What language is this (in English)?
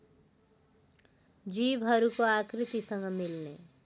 Nepali